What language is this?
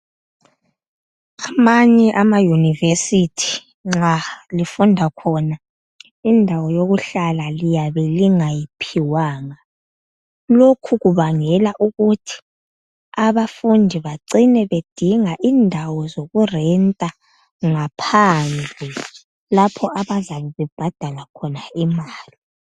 North Ndebele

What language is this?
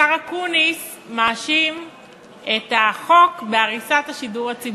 Hebrew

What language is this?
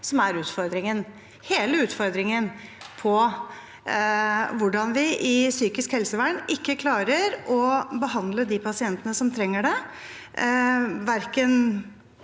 Norwegian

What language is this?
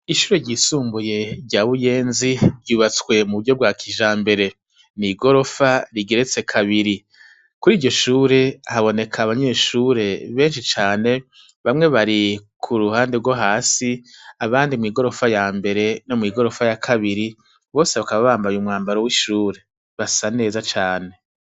Rundi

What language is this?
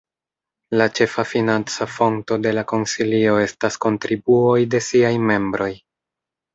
Esperanto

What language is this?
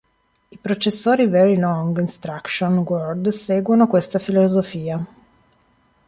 Italian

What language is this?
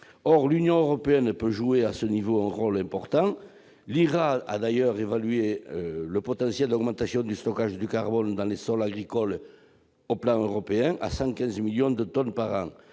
French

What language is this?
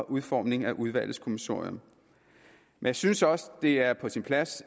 Danish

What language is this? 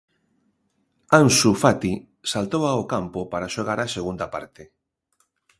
Galician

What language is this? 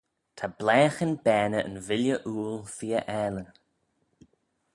Manx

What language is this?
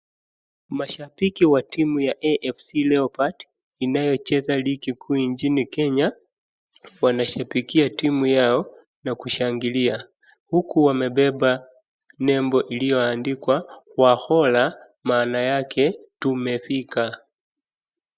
Swahili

